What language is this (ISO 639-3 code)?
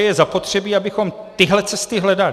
ces